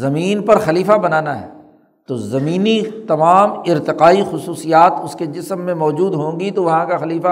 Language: Urdu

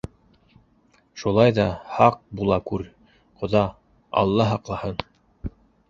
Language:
Bashkir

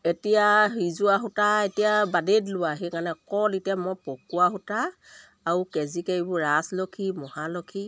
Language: Assamese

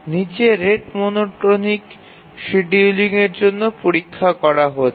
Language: Bangla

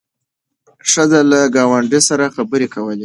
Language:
Pashto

